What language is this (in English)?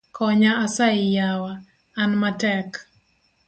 Luo (Kenya and Tanzania)